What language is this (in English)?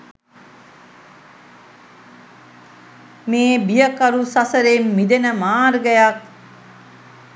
Sinhala